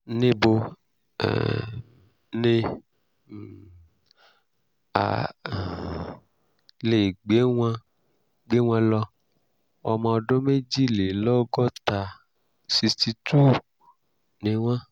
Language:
Yoruba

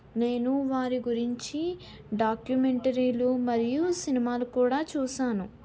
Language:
Telugu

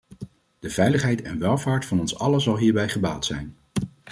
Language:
Dutch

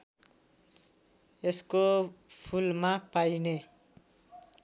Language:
Nepali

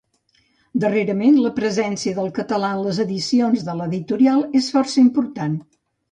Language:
Catalan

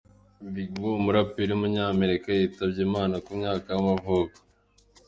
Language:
Kinyarwanda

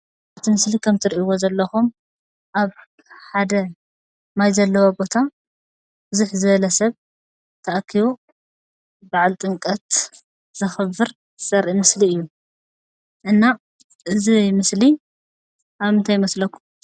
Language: Tigrinya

